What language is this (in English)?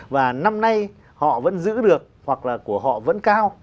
Vietnamese